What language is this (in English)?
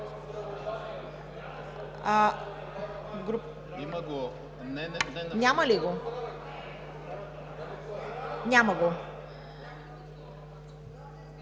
Bulgarian